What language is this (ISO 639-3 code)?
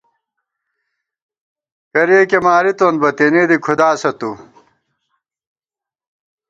gwt